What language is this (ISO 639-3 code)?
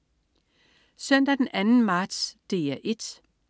dan